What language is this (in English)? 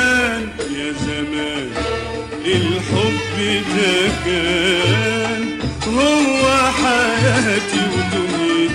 Arabic